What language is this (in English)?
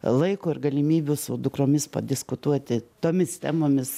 Lithuanian